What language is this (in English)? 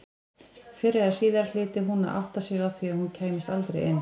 Icelandic